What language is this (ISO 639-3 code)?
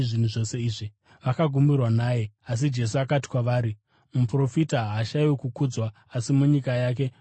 sna